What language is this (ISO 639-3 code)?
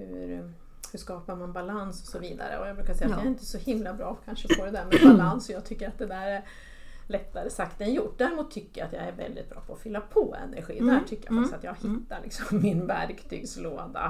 swe